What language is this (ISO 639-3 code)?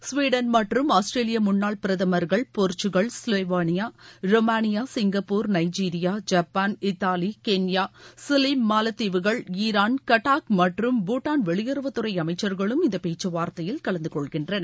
tam